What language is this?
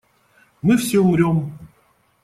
Russian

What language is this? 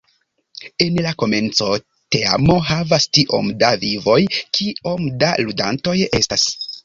Esperanto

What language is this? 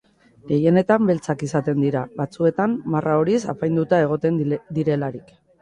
Basque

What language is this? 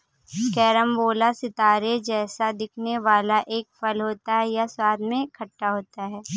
Hindi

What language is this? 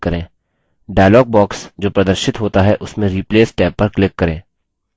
Hindi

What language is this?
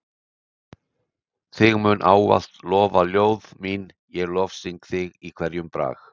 Icelandic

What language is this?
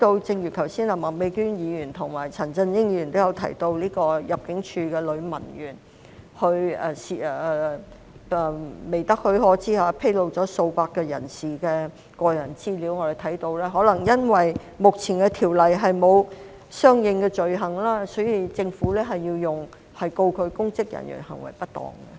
Cantonese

